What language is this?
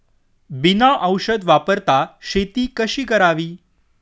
Marathi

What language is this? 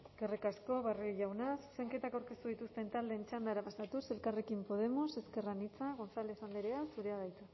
Basque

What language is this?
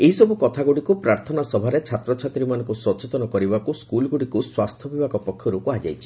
Odia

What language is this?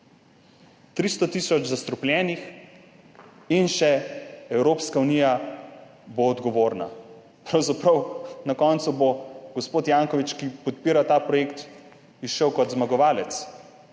Slovenian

